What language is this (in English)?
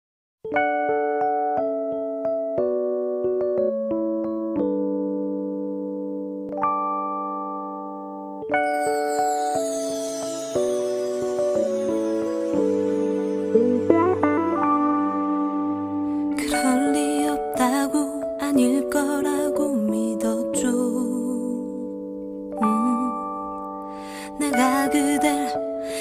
Korean